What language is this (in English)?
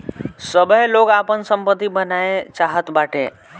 Bhojpuri